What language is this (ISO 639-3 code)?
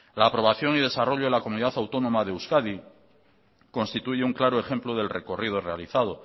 spa